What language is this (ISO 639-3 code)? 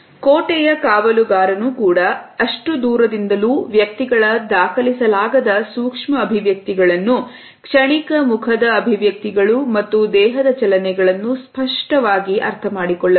kan